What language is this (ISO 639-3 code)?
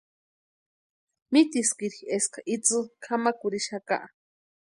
pua